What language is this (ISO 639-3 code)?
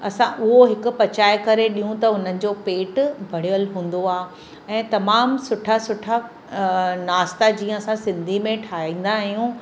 snd